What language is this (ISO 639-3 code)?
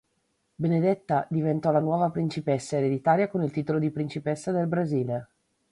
ita